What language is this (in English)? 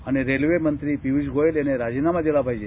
Marathi